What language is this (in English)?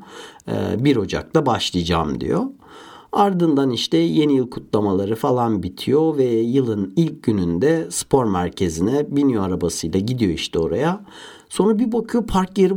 Turkish